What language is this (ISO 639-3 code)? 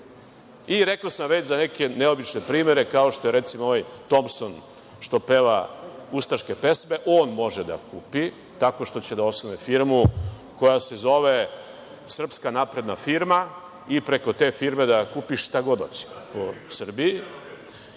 srp